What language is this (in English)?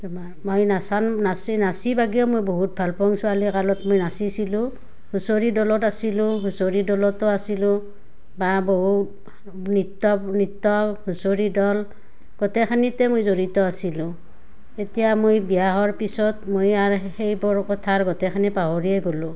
Assamese